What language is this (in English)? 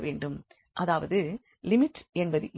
Tamil